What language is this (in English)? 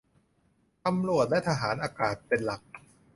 Thai